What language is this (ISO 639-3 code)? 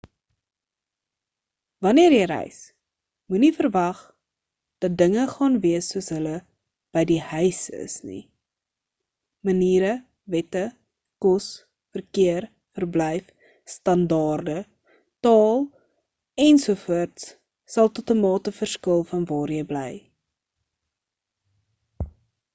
afr